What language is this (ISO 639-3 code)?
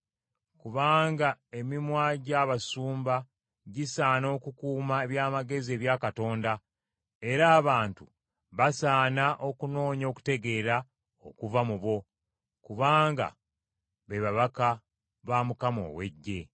lug